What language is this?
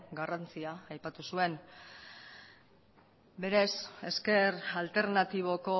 Basque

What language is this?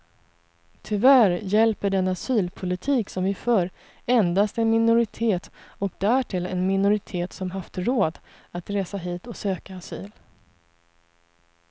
Swedish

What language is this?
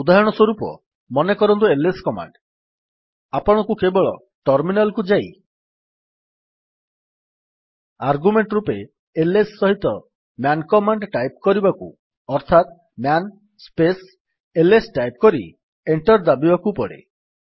Odia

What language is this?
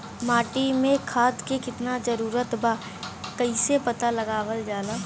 Bhojpuri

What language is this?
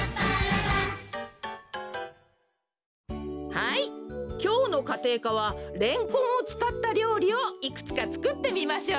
Japanese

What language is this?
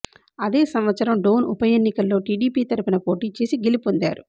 Telugu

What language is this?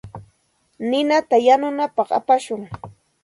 Santa Ana de Tusi Pasco Quechua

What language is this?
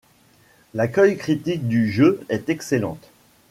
French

